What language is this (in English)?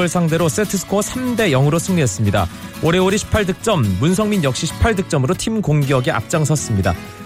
Korean